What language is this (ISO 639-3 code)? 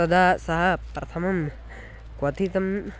san